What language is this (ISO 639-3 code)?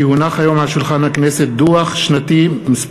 heb